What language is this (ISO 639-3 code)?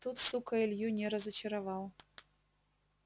rus